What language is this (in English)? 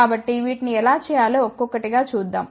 Telugu